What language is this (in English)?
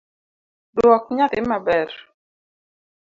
Luo (Kenya and Tanzania)